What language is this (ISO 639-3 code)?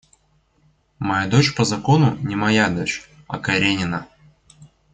rus